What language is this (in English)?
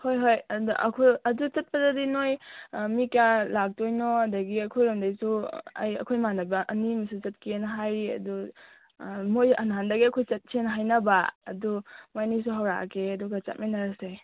Manipuri